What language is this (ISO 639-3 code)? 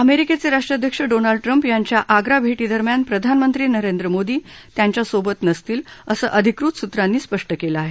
mar